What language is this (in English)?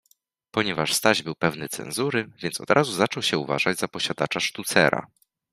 Polish